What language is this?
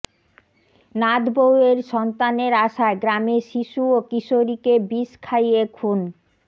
Bangla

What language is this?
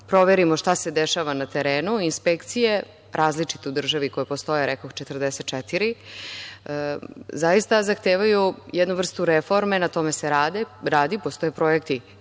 Serbian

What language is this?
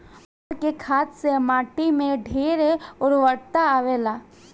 Bhojpuri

